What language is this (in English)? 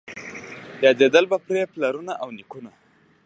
Pashto